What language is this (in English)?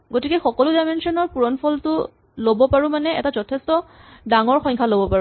Assamese